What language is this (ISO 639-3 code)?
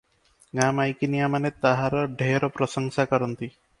ori